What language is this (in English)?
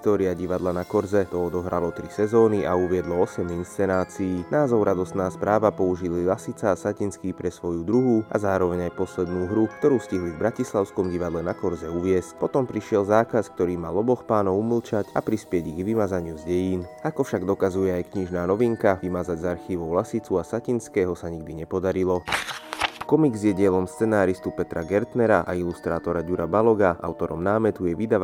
Slovak